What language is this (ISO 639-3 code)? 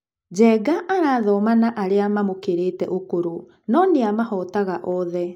kik